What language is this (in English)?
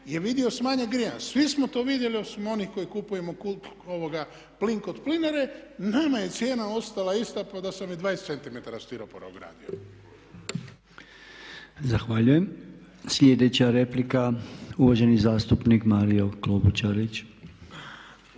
Croatian